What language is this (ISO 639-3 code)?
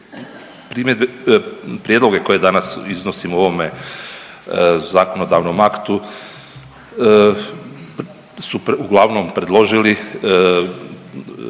hrv